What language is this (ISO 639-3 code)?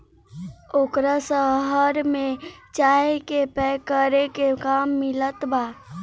bho